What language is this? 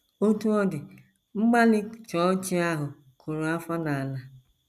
Igbo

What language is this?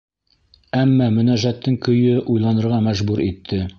Bashkir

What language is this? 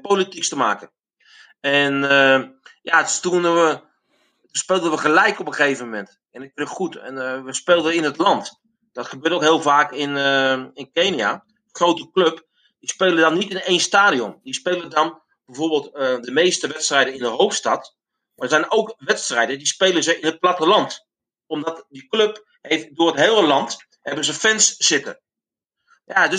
Dutch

